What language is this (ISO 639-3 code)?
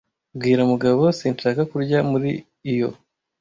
kin